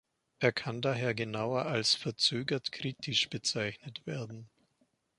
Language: German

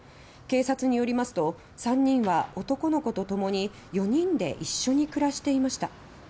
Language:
Japanese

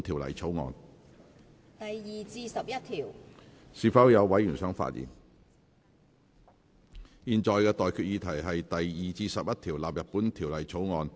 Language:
Cantonese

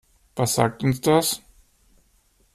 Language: German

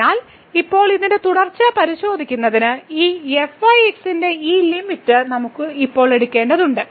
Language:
Malayalam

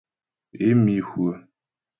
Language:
Ghomala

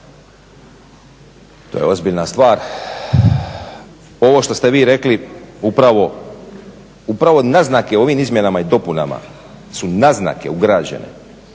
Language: Croatian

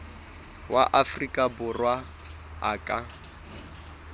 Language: Southern Sotho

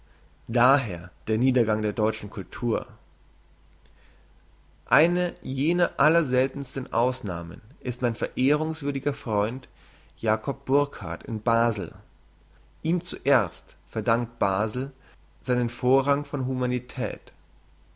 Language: German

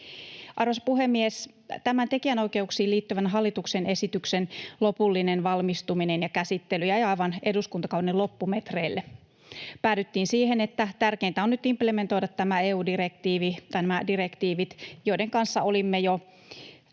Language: Finnish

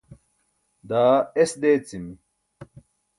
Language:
Burushaski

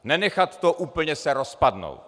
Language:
Czech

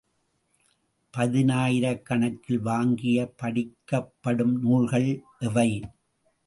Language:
Tamil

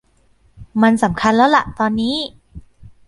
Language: Thai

